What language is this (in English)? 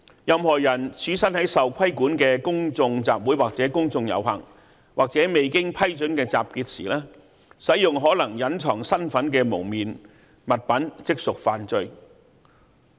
Cantonese